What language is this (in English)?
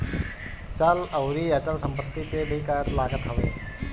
Bhojpuri